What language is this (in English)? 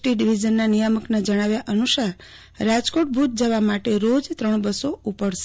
Gujarati